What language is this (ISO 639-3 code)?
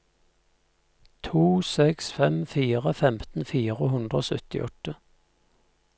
nor